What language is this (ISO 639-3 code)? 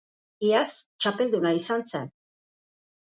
eus